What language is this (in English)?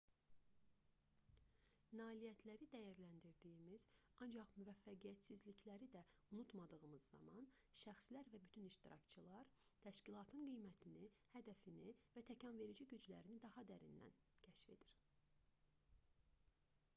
Azerbaijani